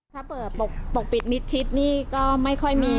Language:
Thai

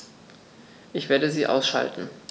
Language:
German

